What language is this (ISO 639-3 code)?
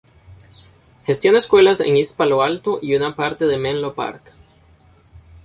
spa